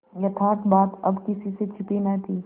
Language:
Hindi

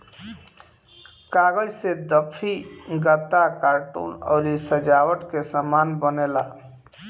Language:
Bhojpuri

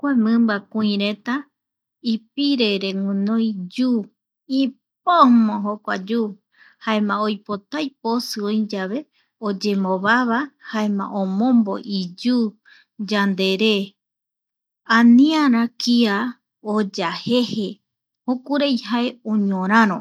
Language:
Eastern Bolivian Guaraní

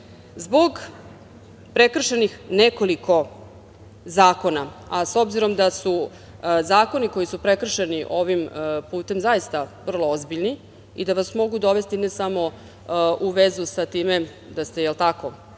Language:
Serbian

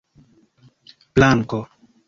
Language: Esperanto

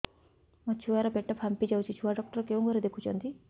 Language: Odia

